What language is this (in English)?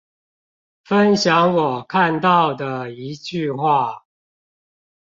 Chinese